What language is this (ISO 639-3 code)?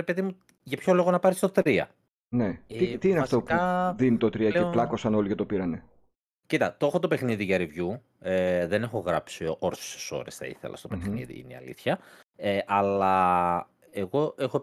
ell